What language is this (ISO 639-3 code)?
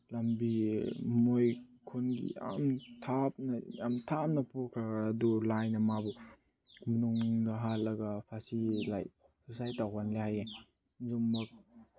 mni